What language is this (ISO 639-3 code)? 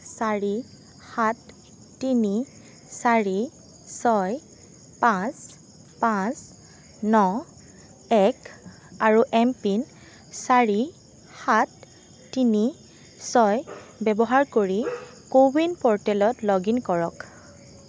asm